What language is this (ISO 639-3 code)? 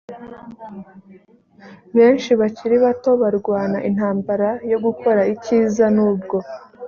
kin